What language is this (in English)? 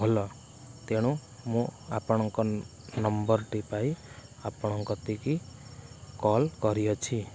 Odia